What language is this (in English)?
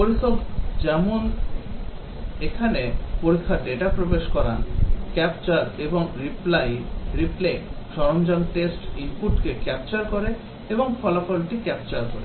Bangla